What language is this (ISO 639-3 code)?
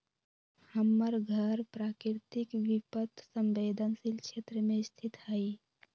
mag